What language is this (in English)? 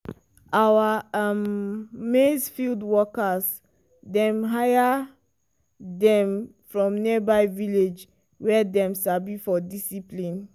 Nigerian Pidgin